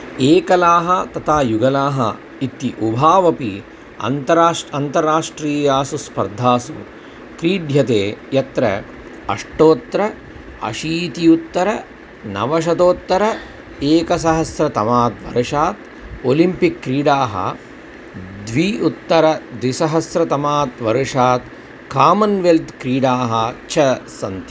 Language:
Sanskrit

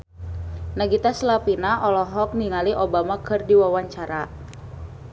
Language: Sundanese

